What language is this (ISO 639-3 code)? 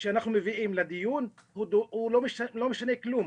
heb